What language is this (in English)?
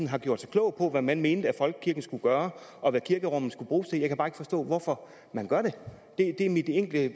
Danish